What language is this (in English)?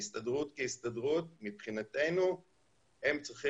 Hebrew